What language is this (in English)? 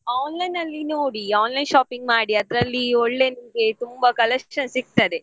Kannada